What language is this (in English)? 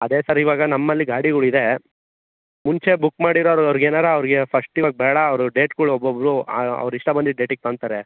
Kannada